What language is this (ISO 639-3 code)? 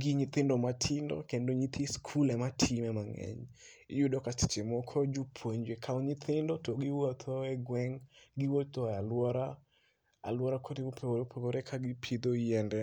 luo